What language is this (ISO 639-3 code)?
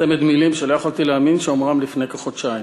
heb